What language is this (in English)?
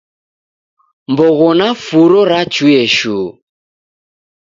Taita